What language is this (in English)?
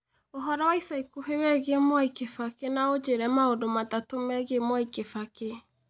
Kikuyu